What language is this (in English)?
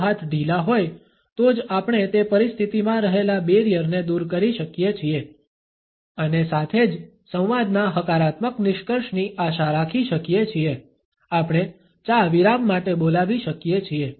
Gujarati